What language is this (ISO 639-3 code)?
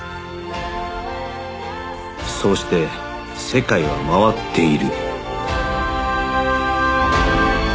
jpn